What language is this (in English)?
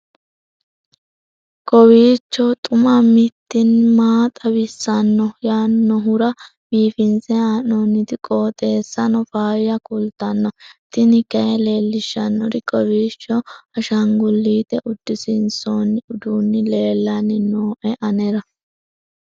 Sidamo